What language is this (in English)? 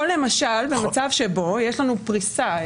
Hebrew